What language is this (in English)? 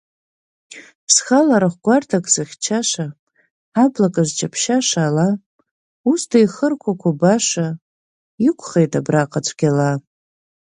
Abkhazian